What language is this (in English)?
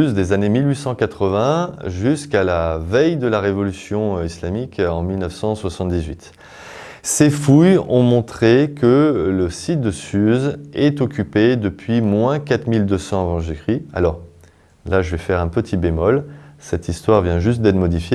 French